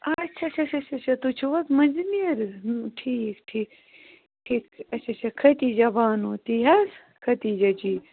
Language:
Kashmiri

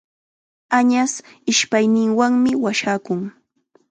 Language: Chiquián Ancash Quechua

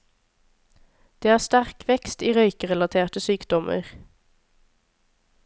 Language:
Norwegian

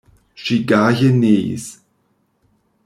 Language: Esperanto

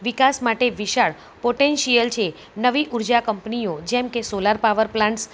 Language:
Gujarati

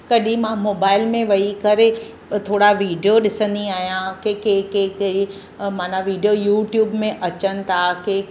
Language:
Sindhi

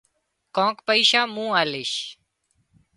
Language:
Wadiyara Koli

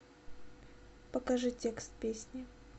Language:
Russian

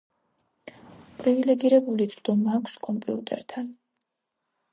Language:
Georgian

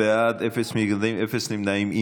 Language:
Hebrew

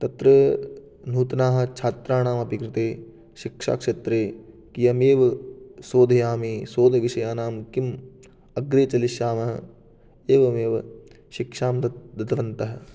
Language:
Sanskrit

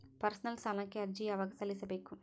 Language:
Kannada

